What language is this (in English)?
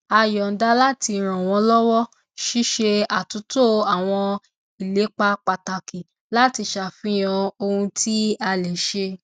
Yoruba